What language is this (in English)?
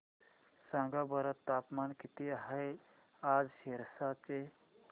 Marathi